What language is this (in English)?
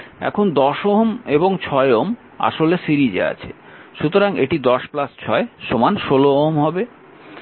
Bangla